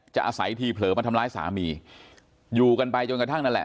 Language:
Thai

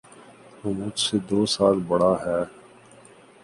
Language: Urdu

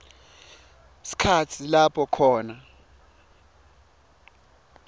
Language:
Swati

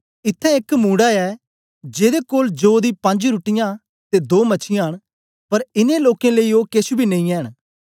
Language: Dogri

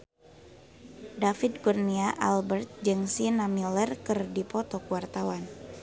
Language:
Sundanese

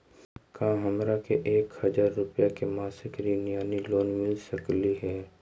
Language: Magahi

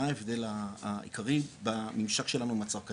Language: Hebrew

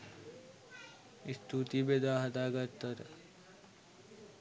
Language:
Sinhala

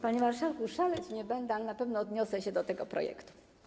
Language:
Polish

